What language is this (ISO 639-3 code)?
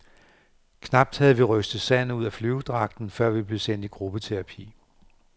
dan